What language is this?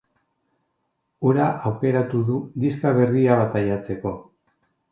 Basque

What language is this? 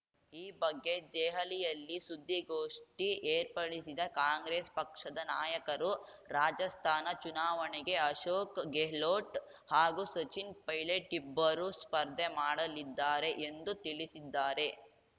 Kannada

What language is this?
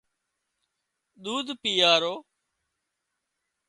Wadiyara Koli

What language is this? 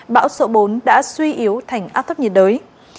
Vietnamese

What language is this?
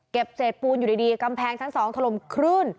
Thai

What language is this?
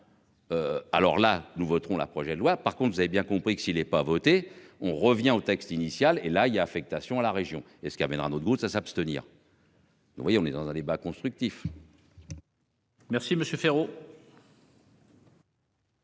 French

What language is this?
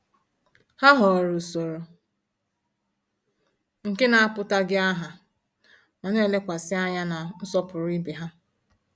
Igbo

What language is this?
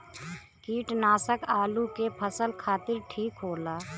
Bhojpuri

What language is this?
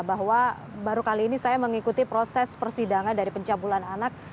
Indonesian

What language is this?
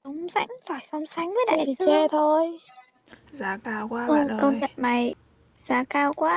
Vietnamese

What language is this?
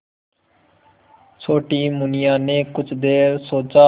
Hindi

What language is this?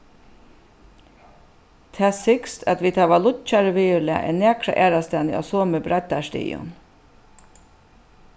Faroese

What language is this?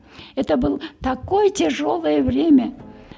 Kazakh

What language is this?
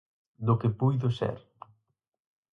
Galician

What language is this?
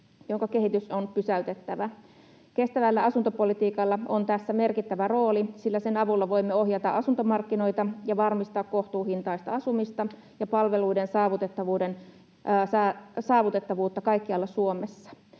Finnish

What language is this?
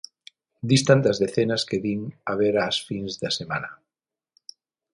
Galician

